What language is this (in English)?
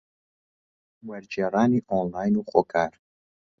Central Kurdish